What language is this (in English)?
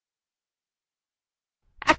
Bangla